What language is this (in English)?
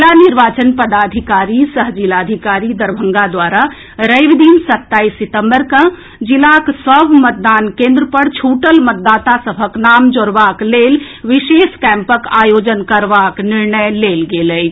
Maithili